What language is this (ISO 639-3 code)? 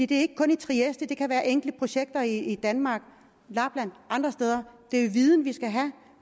dan